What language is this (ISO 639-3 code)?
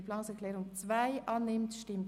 gsw